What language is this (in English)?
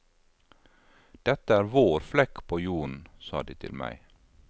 Norwegian